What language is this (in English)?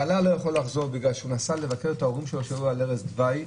Hebrew